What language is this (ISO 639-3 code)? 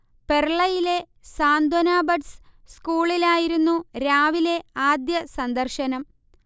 mal